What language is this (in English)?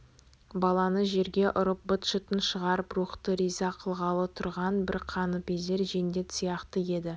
Kazakh